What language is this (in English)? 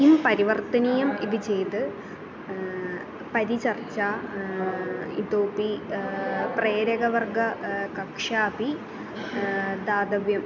Sanskrit